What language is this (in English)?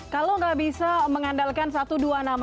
Indonesian